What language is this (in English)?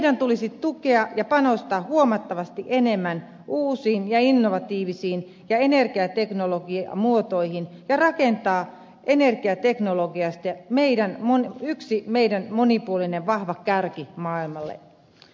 Finnish